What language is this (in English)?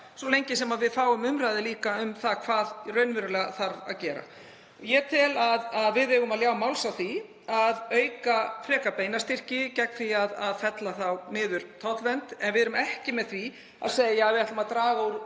Icelandic